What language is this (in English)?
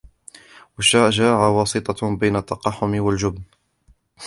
Arabic